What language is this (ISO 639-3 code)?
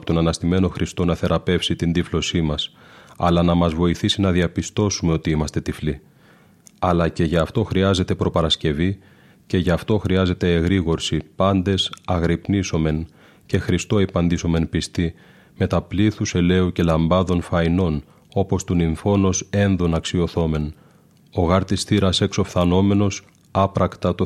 ell